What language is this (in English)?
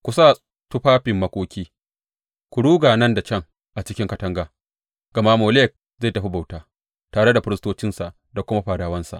Hausa